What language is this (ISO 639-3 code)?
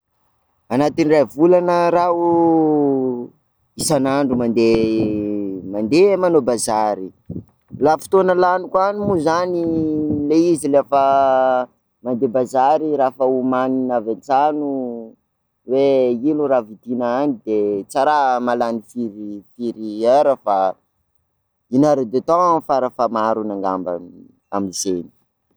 skg